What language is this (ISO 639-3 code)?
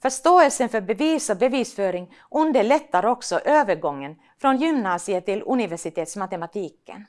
swe